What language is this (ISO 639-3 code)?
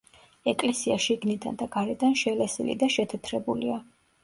kat